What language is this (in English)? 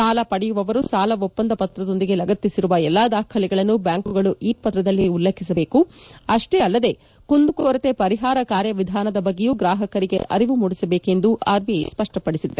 Kannada